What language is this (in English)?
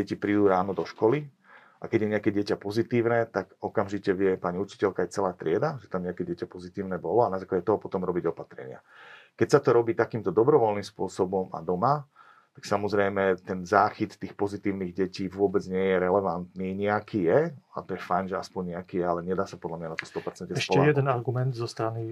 Slovak